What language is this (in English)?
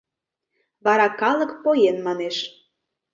Mari